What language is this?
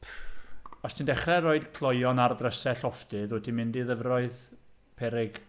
Welsh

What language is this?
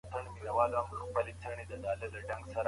Pashto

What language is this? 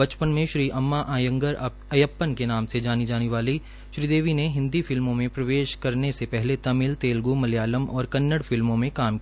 Hindi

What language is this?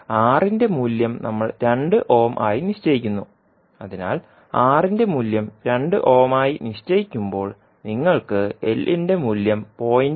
Malayalam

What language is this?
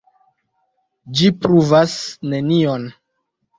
Esperanto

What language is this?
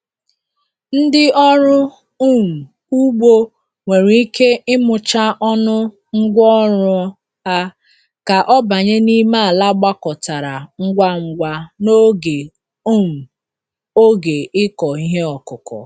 Igbo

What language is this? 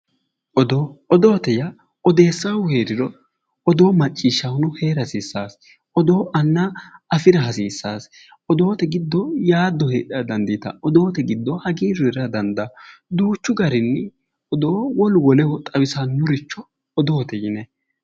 Sidamo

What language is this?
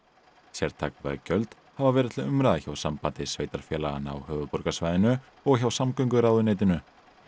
Icelandic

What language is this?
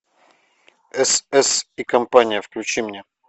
Russian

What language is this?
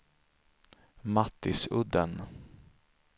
Swedish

